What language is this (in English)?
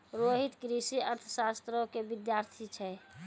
Maithili